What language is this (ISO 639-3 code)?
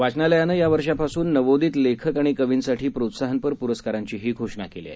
mar